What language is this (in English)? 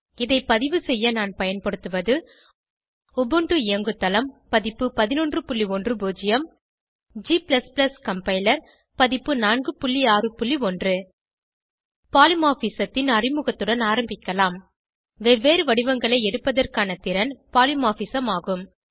Tamil